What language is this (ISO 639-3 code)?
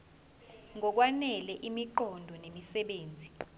zul